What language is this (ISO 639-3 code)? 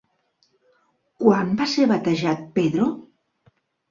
cat